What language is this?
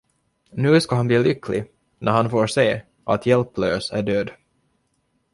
Swedish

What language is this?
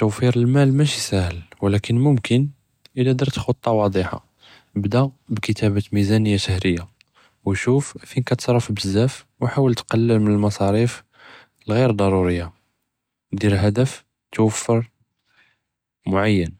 Judeo-Arabic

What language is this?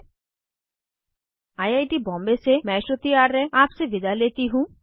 Hindi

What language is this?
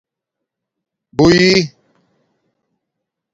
Domaaki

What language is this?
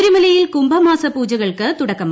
Malayalam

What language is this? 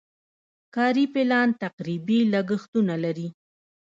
Pashto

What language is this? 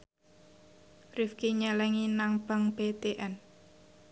Javanese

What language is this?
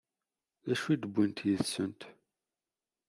Kabyle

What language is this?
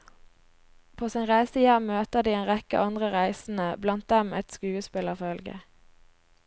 Norwegian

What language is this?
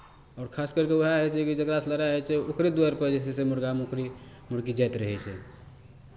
Maithili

